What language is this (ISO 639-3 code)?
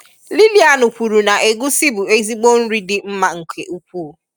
ibo